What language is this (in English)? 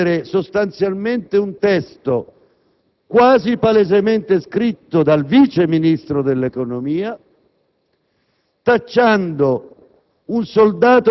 Italian